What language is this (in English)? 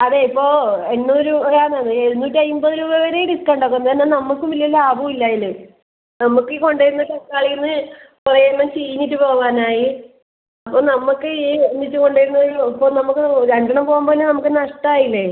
Malayalam